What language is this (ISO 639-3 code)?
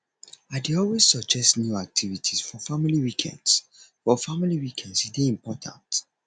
pcm